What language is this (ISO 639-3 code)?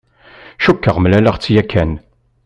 kab